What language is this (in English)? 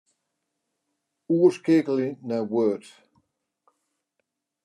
Western Frisian